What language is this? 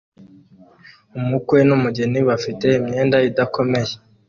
Kinyarwanda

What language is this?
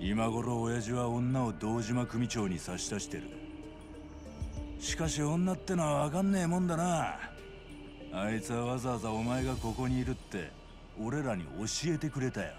Japanese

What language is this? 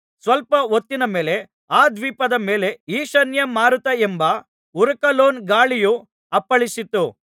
Kannada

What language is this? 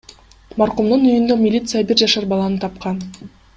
Kyrgyz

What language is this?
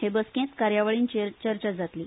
Konkani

